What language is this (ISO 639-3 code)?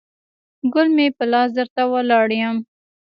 pus